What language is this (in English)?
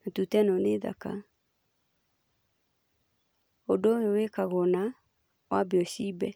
Kikuyu